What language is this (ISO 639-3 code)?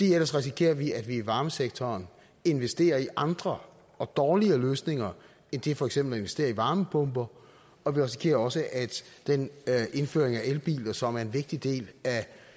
dan